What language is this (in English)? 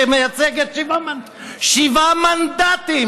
Hebrew